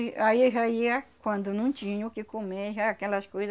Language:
Portuguese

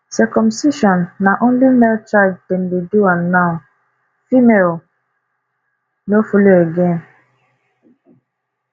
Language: Nigerian Pidgin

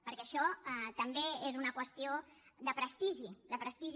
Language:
Catalan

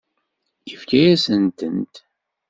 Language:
Kabyle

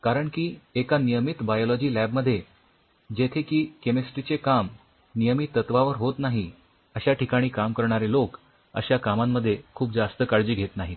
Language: Marathi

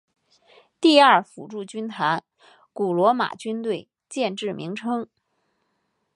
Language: Chinese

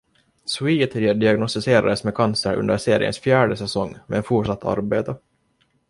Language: Swedish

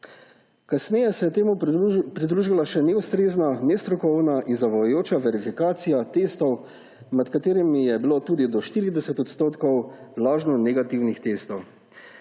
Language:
Slovenian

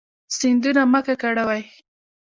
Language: Pashto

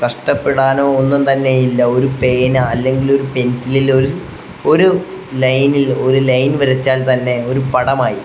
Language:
Malayalam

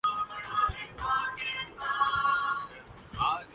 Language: Urdu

